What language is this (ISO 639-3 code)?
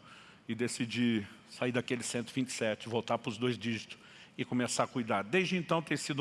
por